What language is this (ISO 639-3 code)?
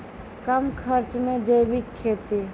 mai